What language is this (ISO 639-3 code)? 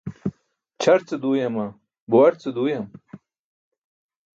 bsk